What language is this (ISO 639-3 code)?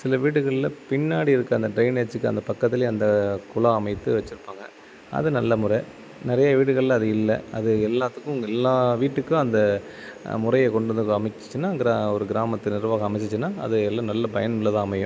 tam